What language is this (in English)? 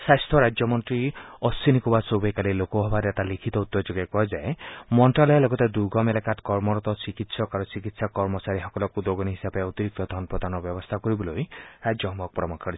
Assamese